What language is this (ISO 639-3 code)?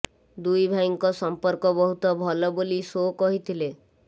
ori